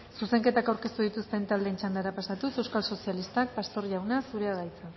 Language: Basque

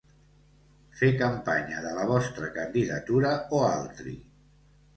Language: Catalan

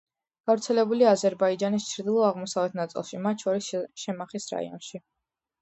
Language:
Georgian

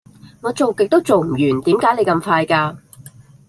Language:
Cantonese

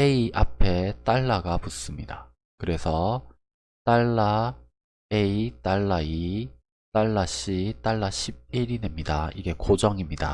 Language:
Korean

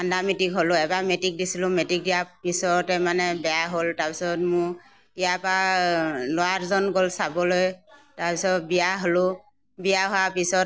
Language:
Assamese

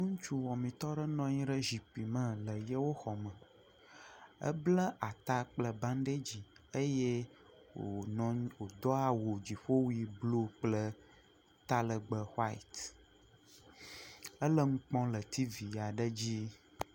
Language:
Ewe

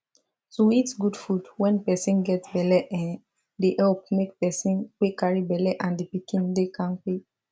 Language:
Nigerian Pidgin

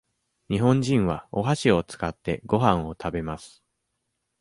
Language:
Japanese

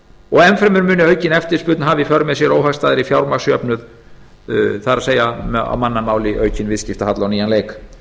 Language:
Icelandic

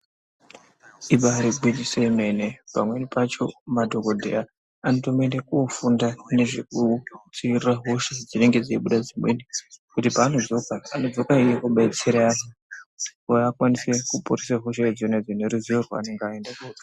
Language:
Ndau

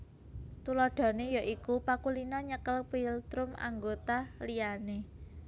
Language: Javanese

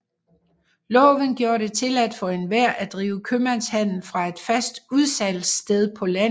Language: Danish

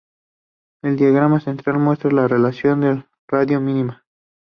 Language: Spanish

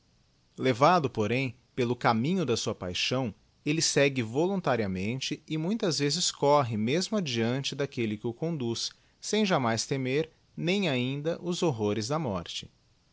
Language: Portuguese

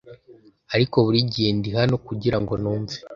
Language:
Kinyarwanda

